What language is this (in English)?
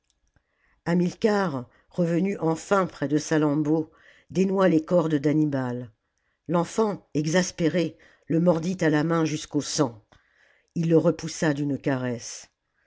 French